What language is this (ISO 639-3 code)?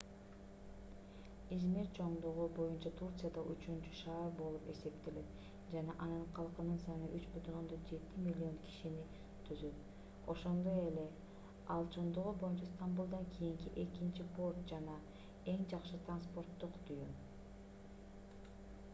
kir